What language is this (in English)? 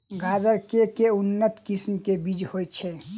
Maithili